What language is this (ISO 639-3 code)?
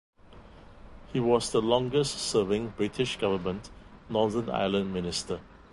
eng